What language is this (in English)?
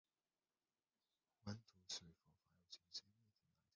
Chinese